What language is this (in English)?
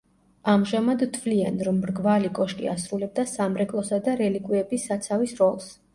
Georgian